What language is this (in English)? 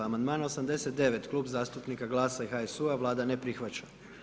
Croatian